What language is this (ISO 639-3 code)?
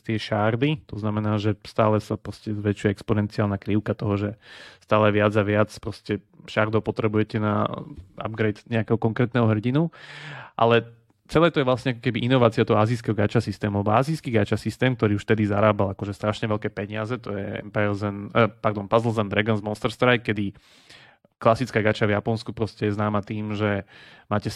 slk